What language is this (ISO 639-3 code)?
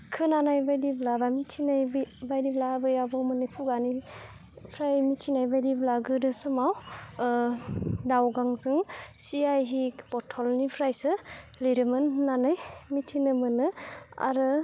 brx